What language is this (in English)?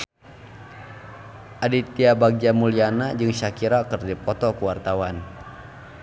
Sundanese